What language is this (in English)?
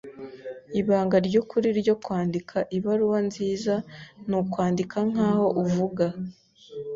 Kinyarwanda